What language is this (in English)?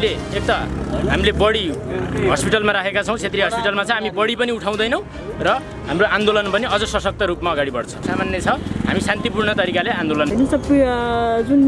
Nepali